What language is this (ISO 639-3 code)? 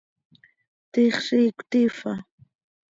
sei